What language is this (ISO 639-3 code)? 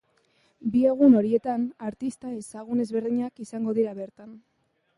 eus